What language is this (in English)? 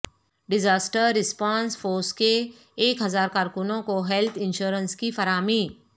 Urdu